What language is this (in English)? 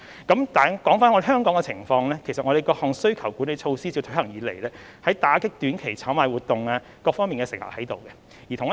Cantonese